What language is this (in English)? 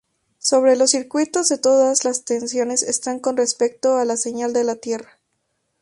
Spanish